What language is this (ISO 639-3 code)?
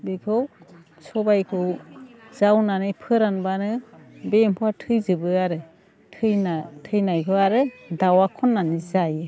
brx